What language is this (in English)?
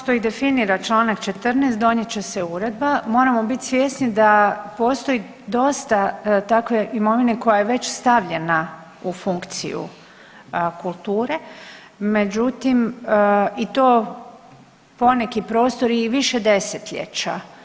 Croatian